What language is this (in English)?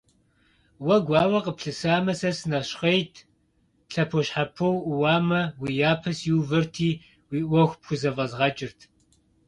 Kabardian